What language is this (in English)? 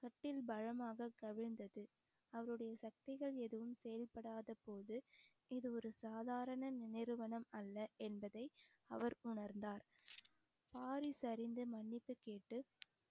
Tamil